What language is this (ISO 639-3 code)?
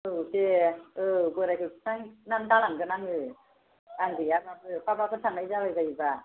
brx